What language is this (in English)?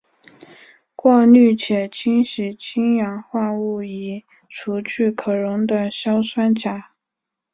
Chinese